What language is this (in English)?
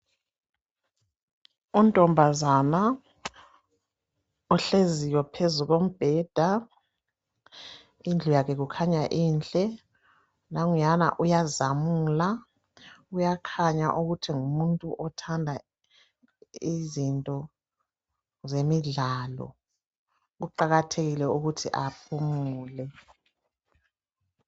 North Ndebele